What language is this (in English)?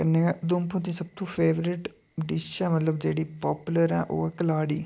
Dogri